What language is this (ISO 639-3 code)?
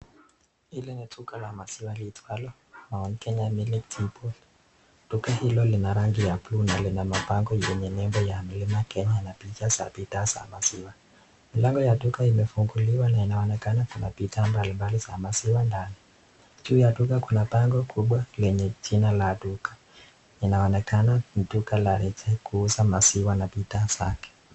swa